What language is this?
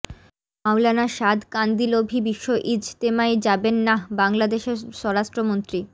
Bangla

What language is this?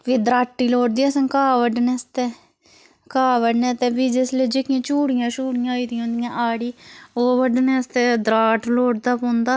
Dogri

